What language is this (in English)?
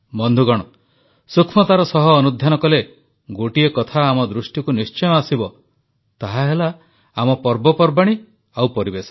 Odia